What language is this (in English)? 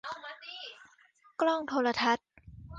Thai